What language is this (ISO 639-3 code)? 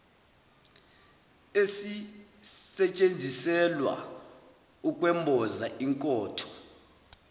zul